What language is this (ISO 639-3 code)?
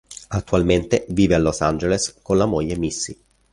ita